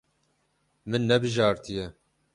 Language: Kurdish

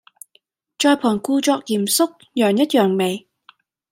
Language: Cantonese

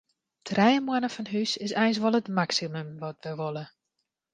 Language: Western Frisian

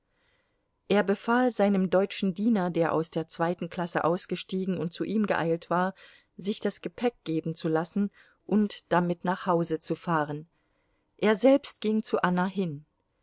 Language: German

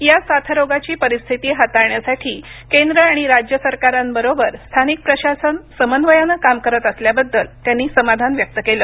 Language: Marathi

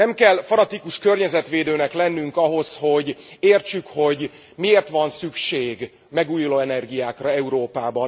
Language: Hungarian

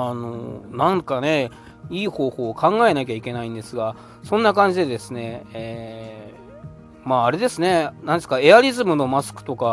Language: Japanese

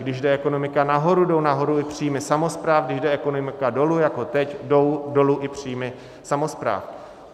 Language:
Czech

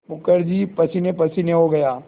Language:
Hindi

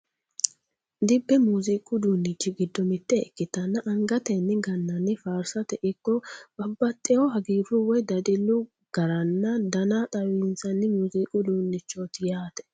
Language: Sidamo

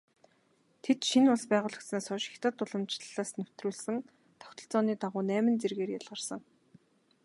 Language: Mongolian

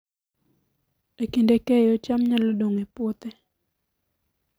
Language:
Luo (Kenya and Tanzania)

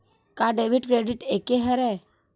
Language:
Chhattisgarhi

